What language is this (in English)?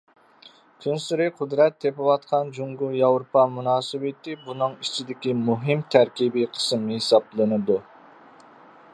Uyghur